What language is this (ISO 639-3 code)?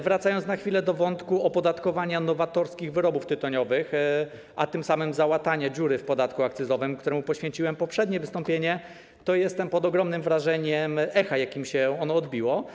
pol